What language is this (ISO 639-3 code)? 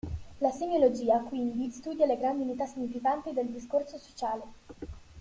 ita